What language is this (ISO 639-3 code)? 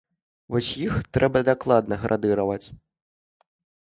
bel